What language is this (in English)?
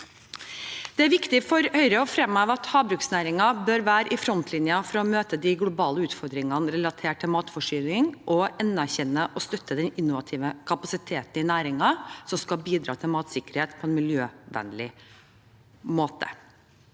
Norwegian